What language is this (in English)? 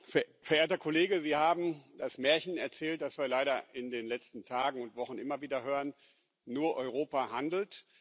German